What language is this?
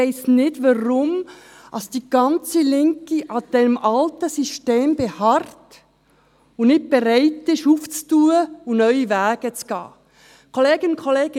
Swiss German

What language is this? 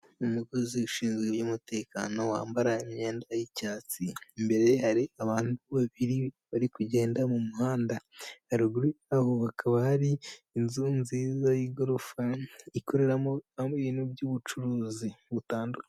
Kinyarwanda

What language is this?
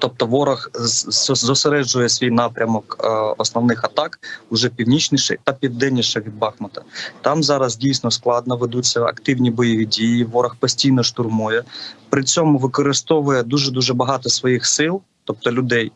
Ukrainian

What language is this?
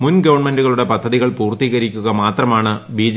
Malayalam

